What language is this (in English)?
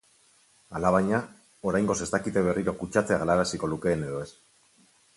Basque